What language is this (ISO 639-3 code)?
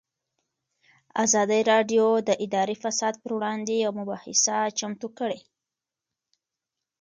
pus